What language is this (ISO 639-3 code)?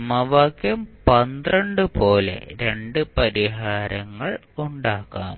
mal